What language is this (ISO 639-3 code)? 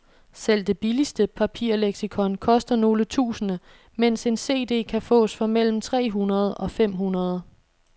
dan